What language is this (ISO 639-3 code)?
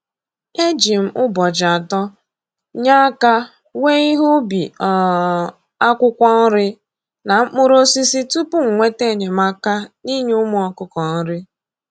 ibo